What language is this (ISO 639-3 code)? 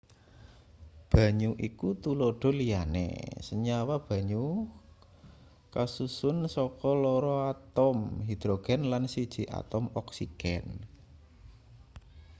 jav